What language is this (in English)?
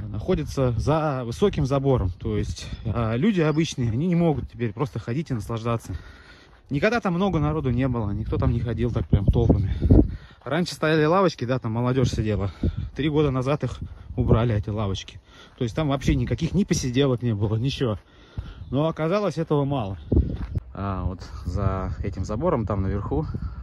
Russian